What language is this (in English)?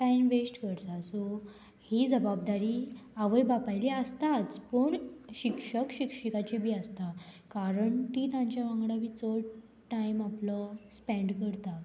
Konkani